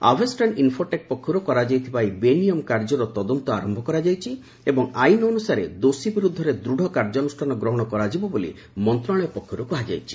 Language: Odia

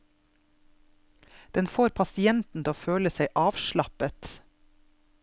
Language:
Norwegian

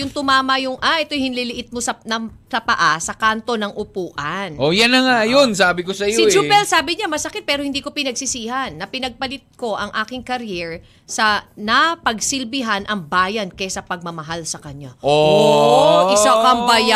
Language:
Filipino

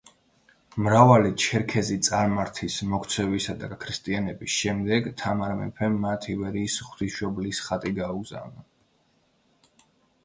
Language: Georgian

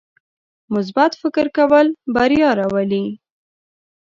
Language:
Pashto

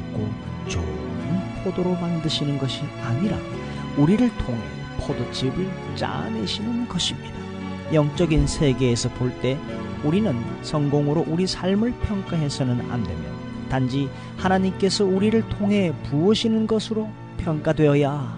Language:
Korean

